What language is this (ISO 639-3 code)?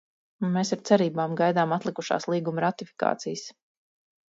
lav